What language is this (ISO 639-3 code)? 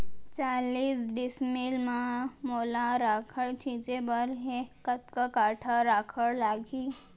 hne